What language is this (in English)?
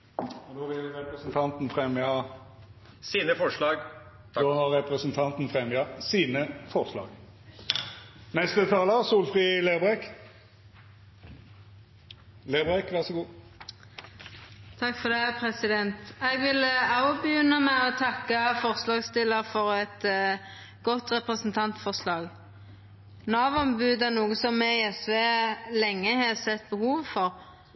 Norwegian